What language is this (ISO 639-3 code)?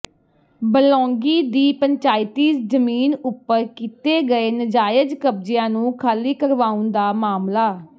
pan